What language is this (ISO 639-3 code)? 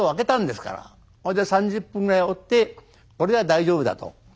jpn